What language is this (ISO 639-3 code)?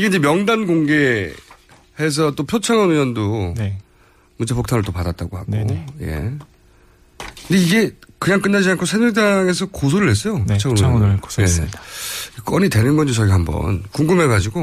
kor